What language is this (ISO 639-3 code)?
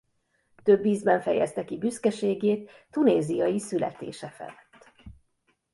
hun